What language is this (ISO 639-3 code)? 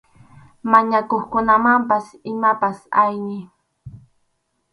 qxu